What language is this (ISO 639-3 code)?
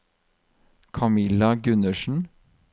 nor